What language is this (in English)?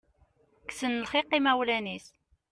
Kabyle